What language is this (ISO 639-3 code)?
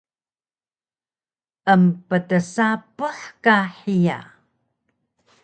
trv